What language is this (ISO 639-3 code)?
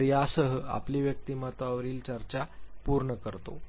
mar